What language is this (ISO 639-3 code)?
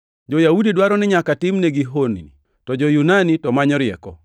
luo